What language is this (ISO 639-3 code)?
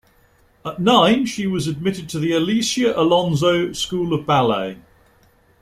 eng